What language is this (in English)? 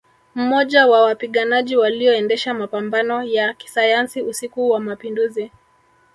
Swahili